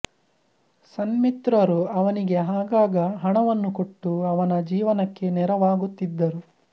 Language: Kannada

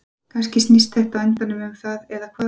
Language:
Icelandic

